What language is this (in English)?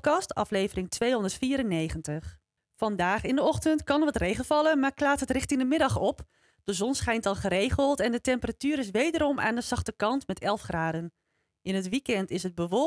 Dutch